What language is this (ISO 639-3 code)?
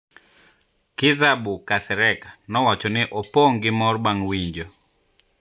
luo